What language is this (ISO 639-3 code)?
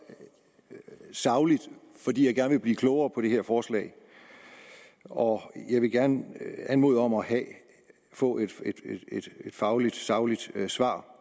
dan